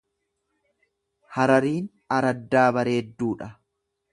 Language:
Oromo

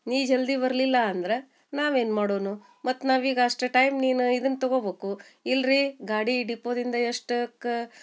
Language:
Kannada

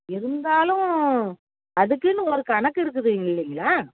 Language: Tamil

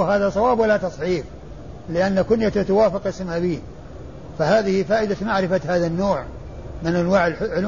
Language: Arabic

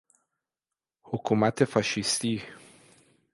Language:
Persian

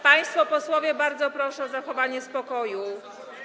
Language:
Polish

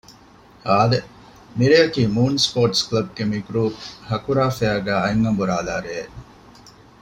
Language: Divehi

